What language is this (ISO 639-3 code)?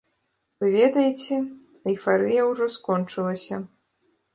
bel